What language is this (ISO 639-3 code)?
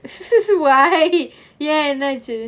eng